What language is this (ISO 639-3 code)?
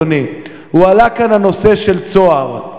heb